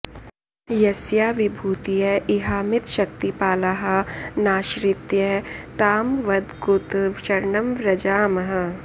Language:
Sanskrit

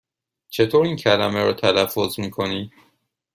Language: Persian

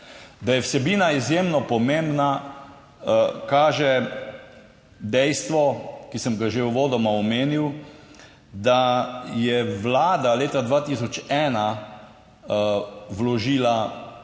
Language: Slovenian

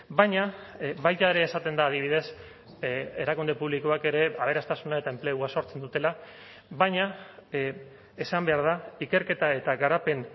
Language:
Basque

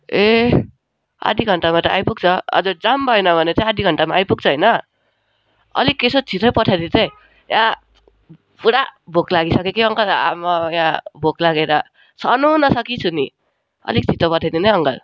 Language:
Nepali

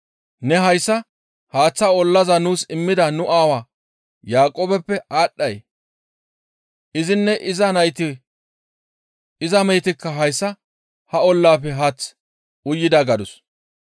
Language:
Gamo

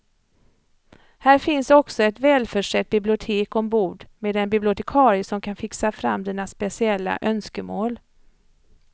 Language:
Swedish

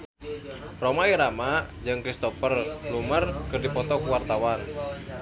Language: Sundanese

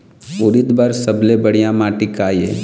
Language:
Chhattisgarhi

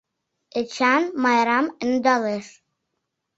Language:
Mari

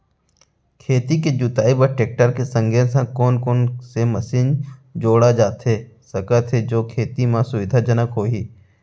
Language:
Chhattisgarhi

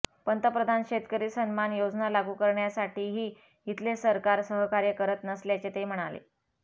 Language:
Marathi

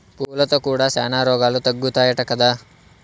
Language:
Telugu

